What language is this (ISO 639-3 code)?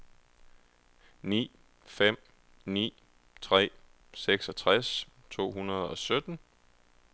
dan